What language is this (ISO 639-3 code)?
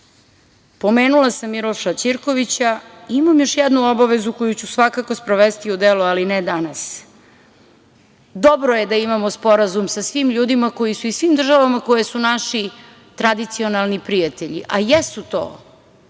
srp